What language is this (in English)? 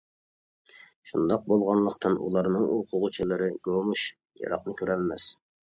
Uyghur